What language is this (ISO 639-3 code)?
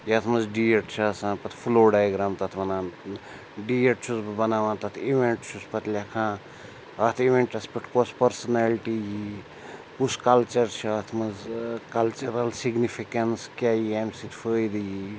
kas